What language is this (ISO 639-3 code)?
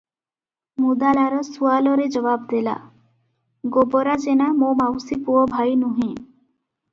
ori